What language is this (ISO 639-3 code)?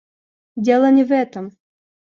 rus